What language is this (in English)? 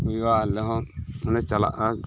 Santali